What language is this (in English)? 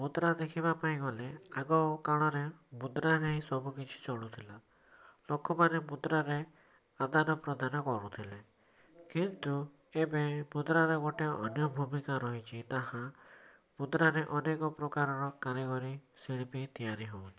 Odia